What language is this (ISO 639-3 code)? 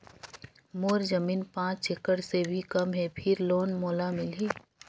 hne